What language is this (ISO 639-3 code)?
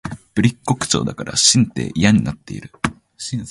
jpn